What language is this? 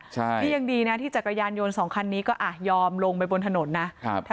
Thai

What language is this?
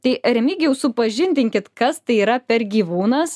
Lithuanian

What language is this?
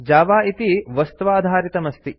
Sanskrit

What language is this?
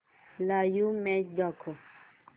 Marathi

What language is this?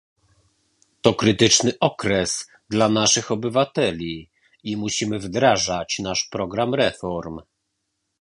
Polish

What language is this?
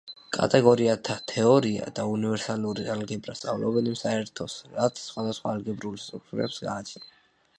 Georgian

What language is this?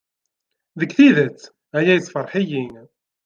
Kabyle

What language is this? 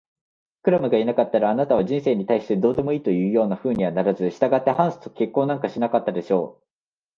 Japanese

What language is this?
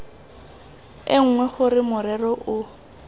Tswana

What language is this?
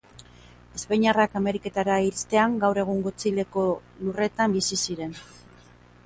Basque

